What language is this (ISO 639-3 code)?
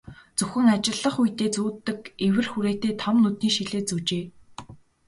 mon